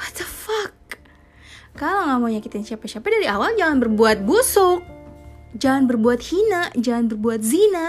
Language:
Indonesian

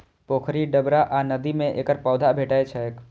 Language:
Maithili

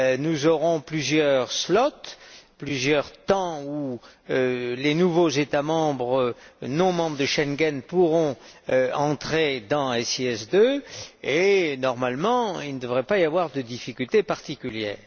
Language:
French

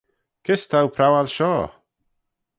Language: Manx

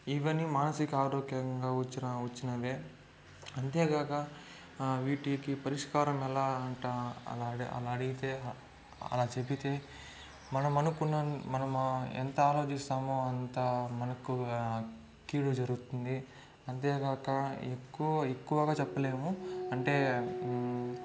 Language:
Telugu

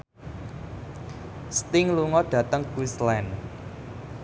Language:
Javanese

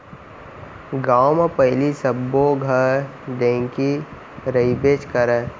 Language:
Chhattisgarhi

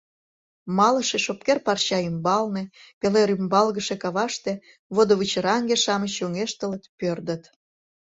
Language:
Mari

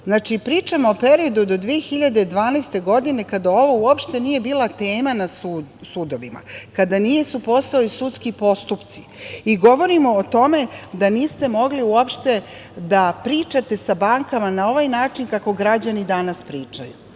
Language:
Serbian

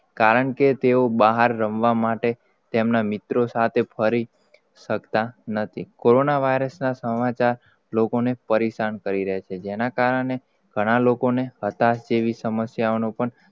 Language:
Gujarati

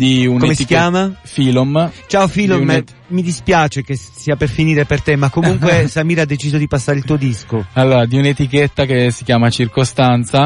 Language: Italian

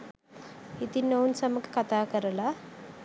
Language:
Sinhala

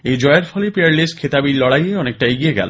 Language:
Bangla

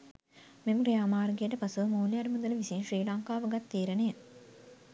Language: Sinhala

